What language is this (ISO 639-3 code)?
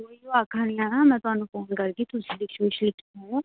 doi